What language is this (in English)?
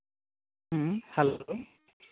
Santali